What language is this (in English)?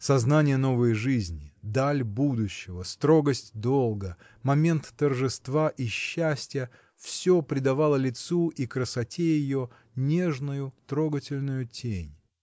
Russian